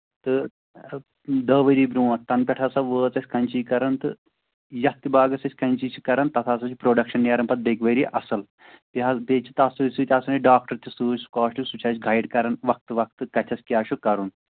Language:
Kashmiri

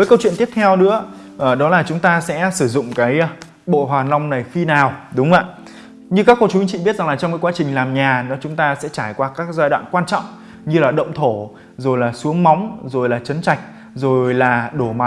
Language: Vietnamese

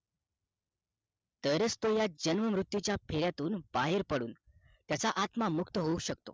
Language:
Marathi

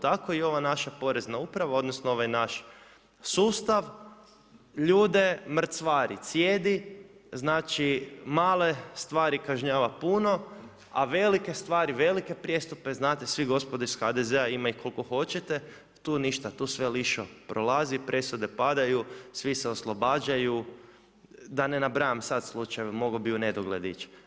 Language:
Croatian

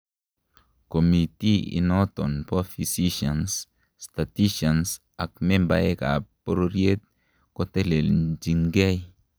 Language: Kalenjin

